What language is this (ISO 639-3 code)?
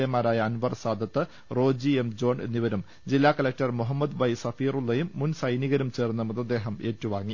mal